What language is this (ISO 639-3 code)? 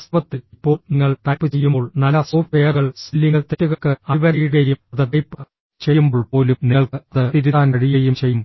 mal